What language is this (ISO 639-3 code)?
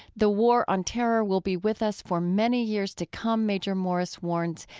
eng